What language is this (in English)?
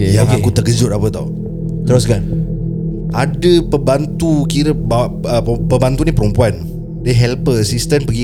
Malay